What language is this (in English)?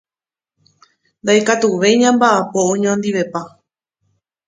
Guarani